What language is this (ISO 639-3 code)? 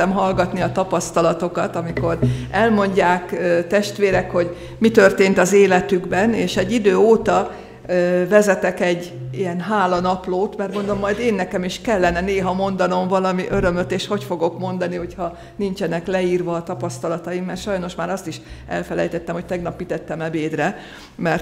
hun